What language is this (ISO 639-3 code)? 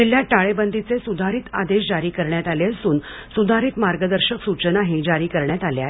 mar